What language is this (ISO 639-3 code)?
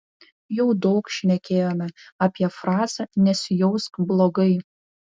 lit